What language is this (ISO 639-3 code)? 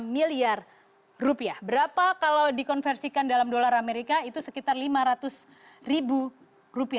ind